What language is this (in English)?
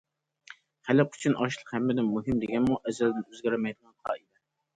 Uyghur